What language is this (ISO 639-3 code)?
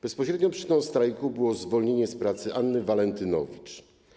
pol